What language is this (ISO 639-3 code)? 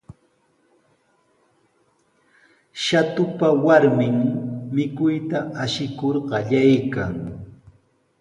qws